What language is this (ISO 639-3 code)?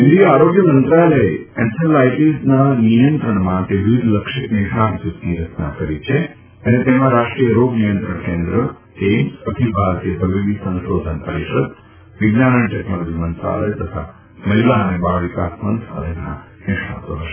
guj